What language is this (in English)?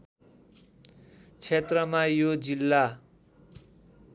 Nepali